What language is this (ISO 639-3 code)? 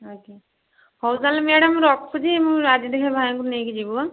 ori